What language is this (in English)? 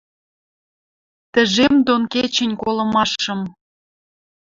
Western Mari